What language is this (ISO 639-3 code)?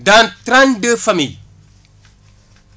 wol